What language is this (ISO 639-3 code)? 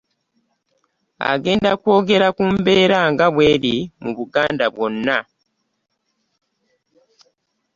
lug